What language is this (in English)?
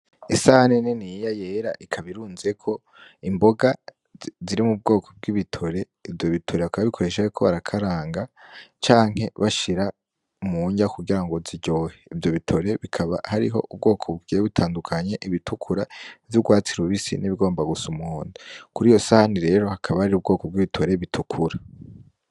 Rundi